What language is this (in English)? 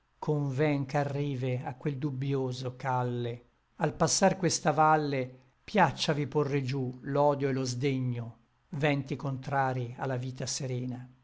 Italian